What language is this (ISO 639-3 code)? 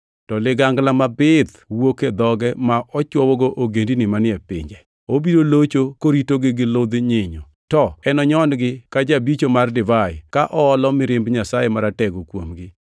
luo